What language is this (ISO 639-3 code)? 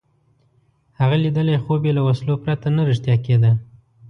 pus